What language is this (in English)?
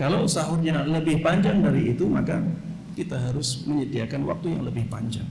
Indonesian